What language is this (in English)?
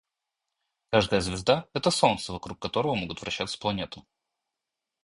Russian